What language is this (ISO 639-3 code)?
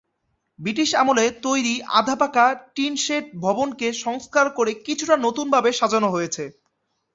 ben